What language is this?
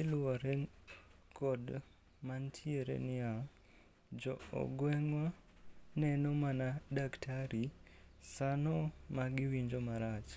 Luo (Kenya and Tanzania)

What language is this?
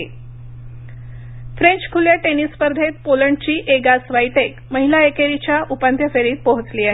Marathi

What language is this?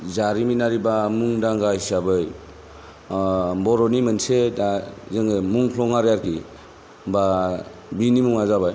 Bodo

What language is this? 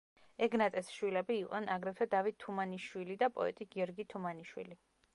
Georgian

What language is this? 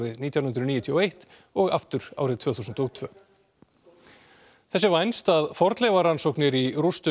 Icelandic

